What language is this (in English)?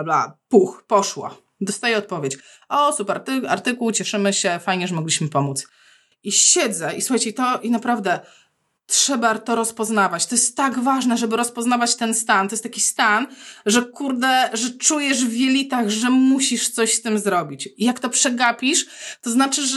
Polish